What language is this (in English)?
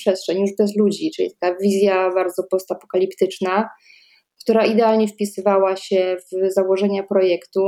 Polish